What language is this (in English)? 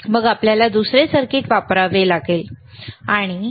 Marathi